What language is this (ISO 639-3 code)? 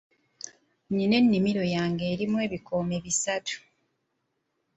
lug